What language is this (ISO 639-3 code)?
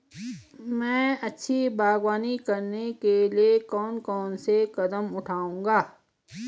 hin